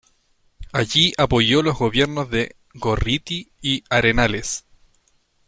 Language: Spanish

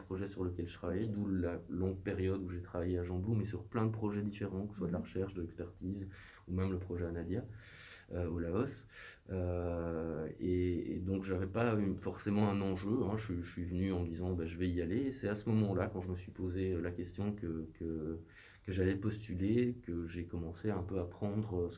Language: French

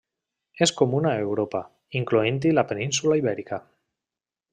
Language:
Catalan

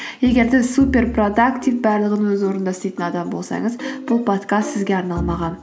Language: Kazakh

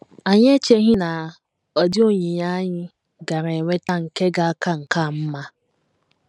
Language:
Igbo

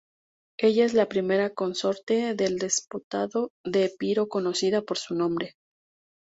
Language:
Spanish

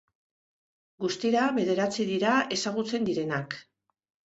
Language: Basque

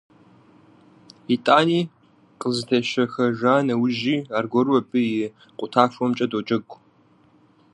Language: Kabardian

